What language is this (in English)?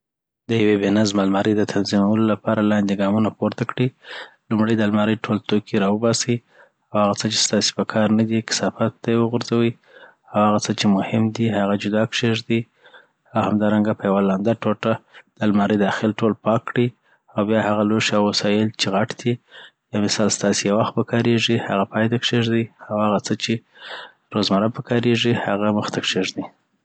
Southern Pashto